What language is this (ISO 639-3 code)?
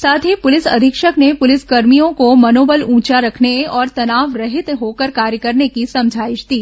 hin